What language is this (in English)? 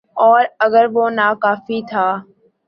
Urdu